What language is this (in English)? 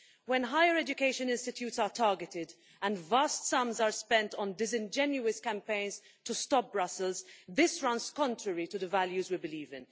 English